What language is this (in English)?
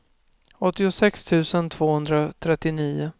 Swedish